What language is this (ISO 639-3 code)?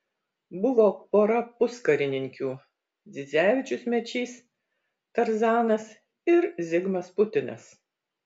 lit